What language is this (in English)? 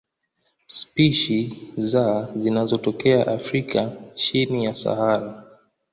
Swahili